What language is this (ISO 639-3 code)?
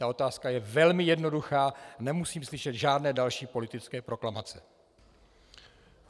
ces